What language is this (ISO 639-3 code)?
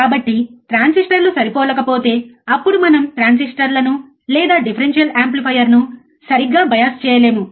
tel